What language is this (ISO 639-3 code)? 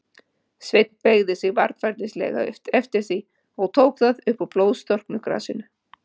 isl